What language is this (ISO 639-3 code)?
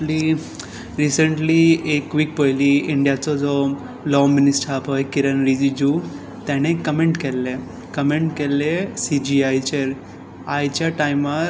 kok